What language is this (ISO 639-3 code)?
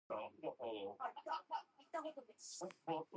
eng